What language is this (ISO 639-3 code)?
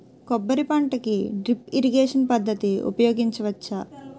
tel